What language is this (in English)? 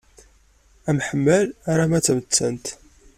Kabyle